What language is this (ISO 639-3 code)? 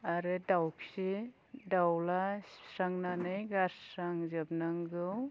brx